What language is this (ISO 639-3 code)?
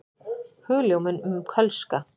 isl